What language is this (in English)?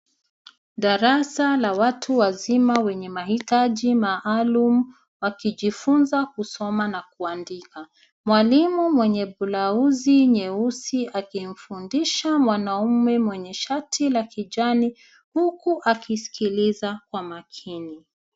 Swahili